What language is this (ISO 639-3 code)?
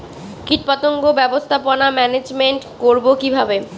ben